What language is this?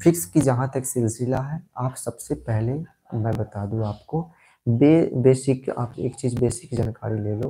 Hindi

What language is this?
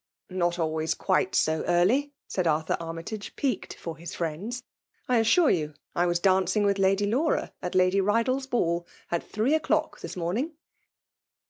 English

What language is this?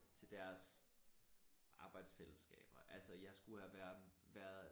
Danish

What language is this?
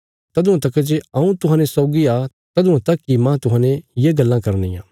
Bilaspuri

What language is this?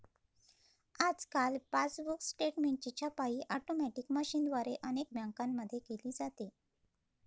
Marathi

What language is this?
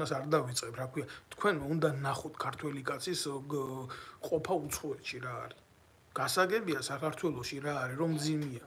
Romanian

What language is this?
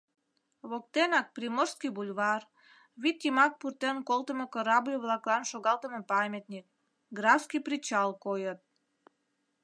Mari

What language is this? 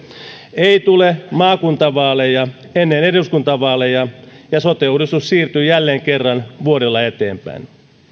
Finnish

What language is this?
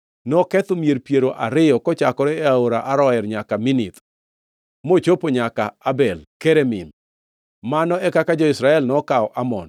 Luo (Kenya and Tanzania)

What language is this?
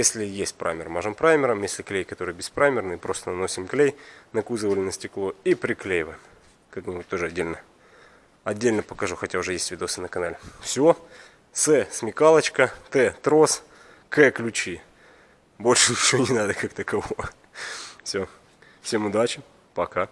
Russian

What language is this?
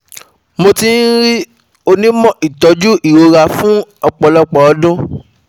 Yoruba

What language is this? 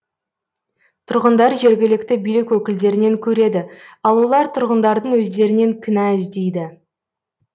Kazakh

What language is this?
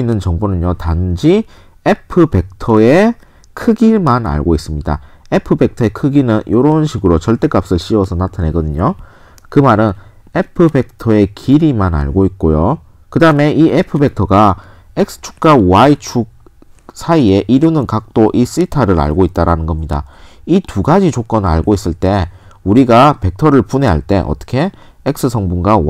Korean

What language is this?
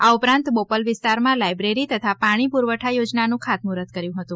Gujarati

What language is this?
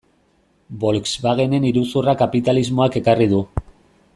Basque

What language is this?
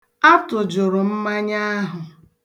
Igbo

